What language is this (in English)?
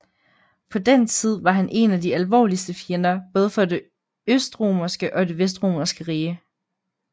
Danish